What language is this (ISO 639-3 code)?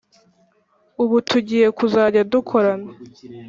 kin